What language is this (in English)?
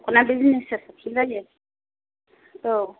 Bodo